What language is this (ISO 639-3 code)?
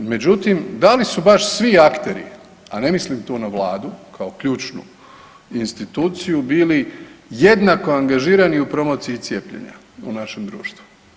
hrv